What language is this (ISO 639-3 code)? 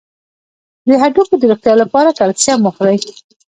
pus